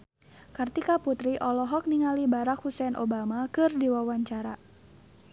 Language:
Sundanese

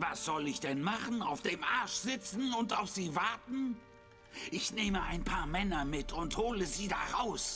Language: German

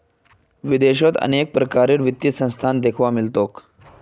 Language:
Magahi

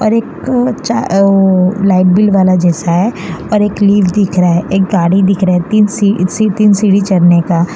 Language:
Hindi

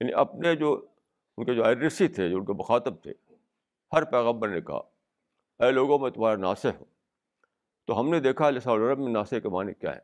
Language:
Urdu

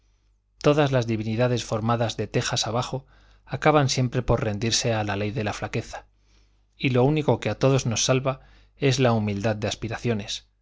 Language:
Spanish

